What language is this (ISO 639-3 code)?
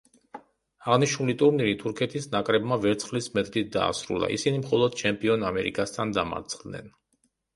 kat